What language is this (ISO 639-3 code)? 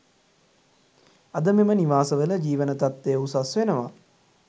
sin